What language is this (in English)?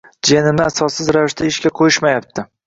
Uzbek